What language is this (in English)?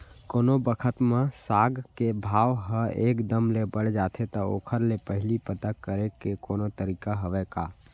Chhattisgarhi